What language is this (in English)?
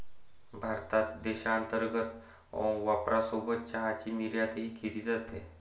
Marathi